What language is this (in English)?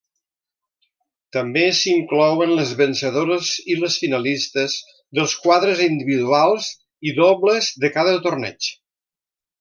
Catalan